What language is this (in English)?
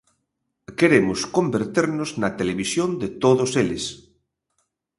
Galician